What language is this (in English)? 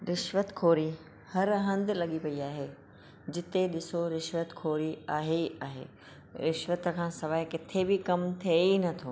Sindhi